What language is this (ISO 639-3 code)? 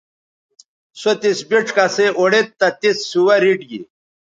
btv